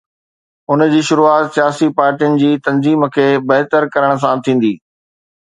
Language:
Sindhi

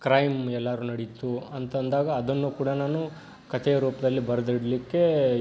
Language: Kannada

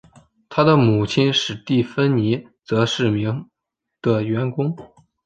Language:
Chinese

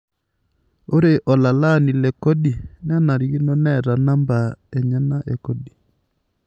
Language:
Masai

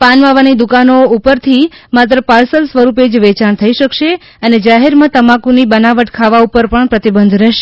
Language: Gujarati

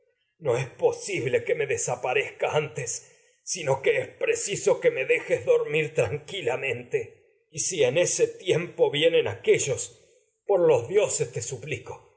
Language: Spanish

